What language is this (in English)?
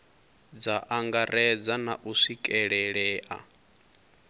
Venda